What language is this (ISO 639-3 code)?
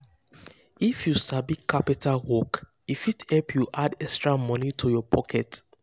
pcm